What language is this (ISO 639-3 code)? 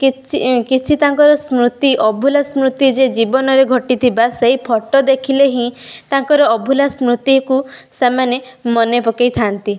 ori